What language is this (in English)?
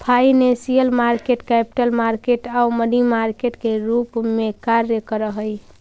Magahi